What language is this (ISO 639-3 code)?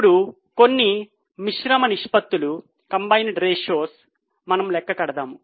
tel